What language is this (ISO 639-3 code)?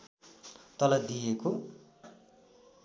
nep